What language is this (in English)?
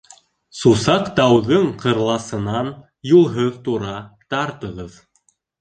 Bashkir